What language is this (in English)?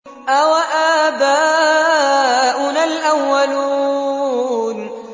Arabic